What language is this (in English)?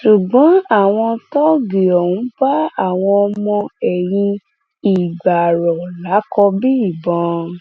Yoruba